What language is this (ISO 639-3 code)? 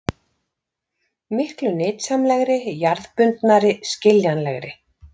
isl